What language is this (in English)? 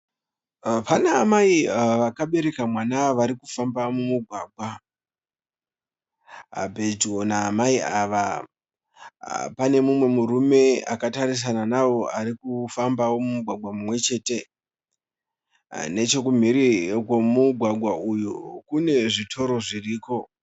Shona